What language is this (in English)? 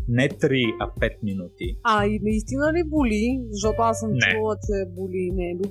Bulgarian